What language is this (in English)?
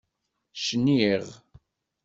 Kabyle